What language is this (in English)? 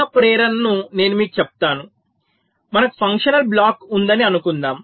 Telugu